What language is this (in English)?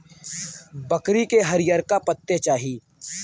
Bhojpuri